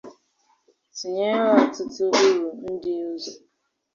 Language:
Igbo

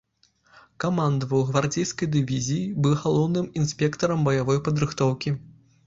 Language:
Belarusian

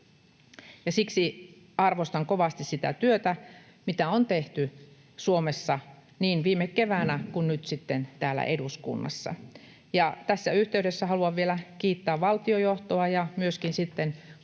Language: Finnish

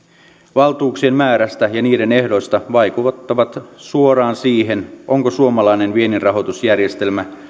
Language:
Finnish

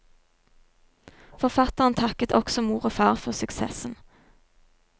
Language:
Norwegian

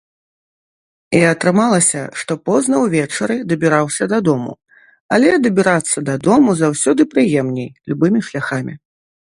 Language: Belarusian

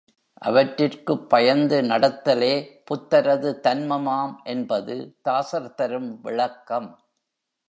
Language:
Tamil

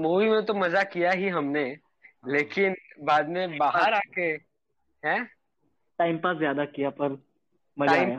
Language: Hindi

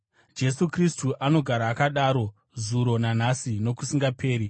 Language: Shona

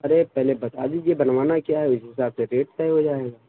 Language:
Urdu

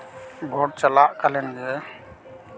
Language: Santali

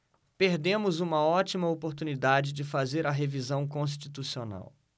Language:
Portuguese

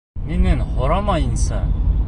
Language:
Bashkir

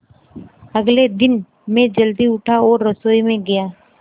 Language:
Hindi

